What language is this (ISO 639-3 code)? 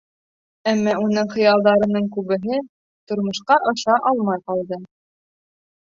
bak